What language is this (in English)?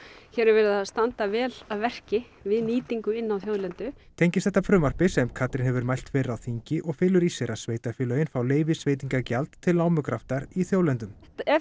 Icelandic